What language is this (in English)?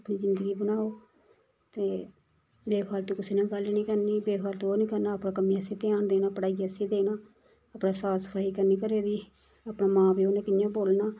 Dogri